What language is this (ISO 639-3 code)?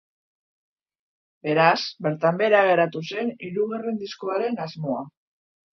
eus